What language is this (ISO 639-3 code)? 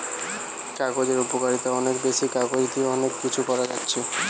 ben